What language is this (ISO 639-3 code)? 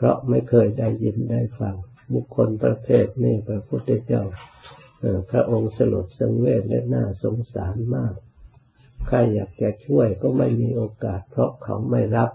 tha